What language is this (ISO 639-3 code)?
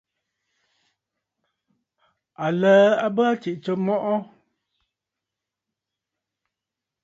bfd